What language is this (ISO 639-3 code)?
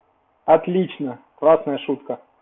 rus